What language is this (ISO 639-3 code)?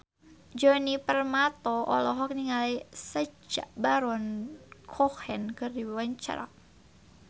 sun